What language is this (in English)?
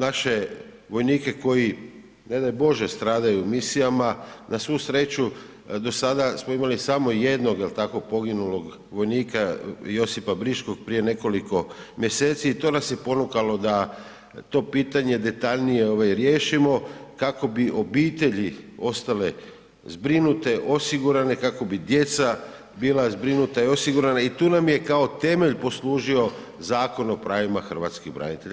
Croatian